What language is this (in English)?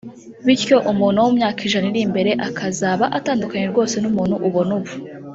Kinyarwanda